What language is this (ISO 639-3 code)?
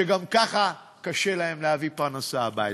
heb